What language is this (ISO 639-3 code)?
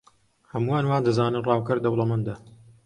ckb